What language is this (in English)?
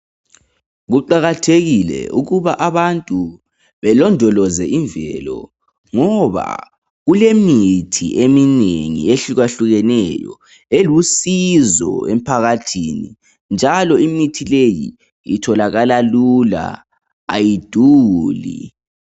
North Ndebele